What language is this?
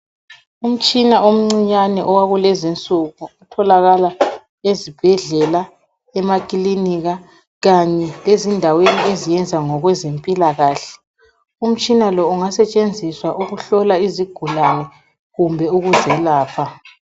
North Ndebele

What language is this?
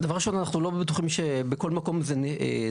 Hebrew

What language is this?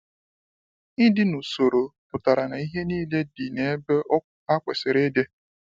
Igbo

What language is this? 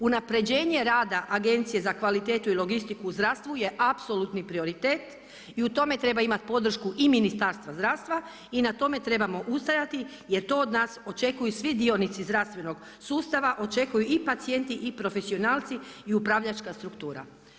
Croatian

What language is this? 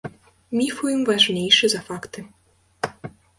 Belarusian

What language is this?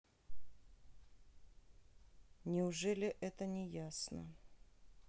Russian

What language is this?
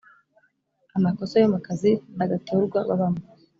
Kinyarwanda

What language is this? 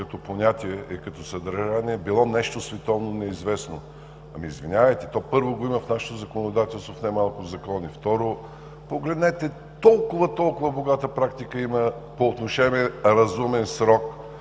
Bulgarian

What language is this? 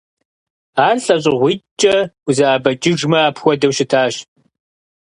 Kabardian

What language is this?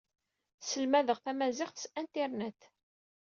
Kabyle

